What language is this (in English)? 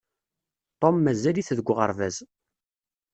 Kabyle